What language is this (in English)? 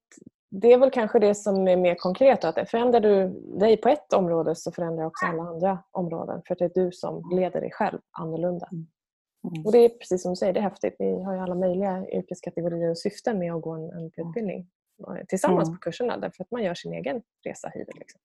Swedish